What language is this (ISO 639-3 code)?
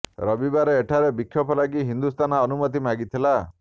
ori